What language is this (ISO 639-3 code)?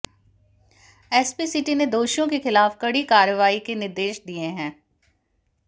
hin